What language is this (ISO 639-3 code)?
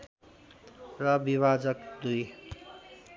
nep